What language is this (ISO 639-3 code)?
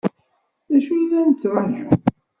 kab